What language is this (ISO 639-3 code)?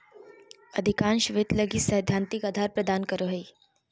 mag